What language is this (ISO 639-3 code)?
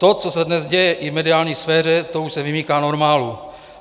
ces